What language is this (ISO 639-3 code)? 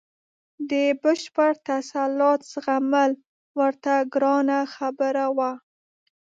pus